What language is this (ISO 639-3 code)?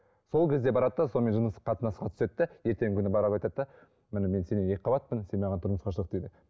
kaz